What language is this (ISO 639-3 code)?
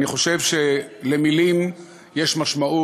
heb